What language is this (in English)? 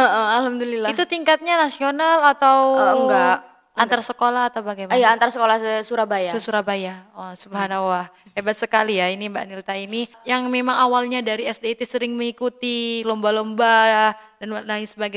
Indonesian